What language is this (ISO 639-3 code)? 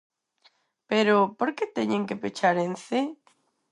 glg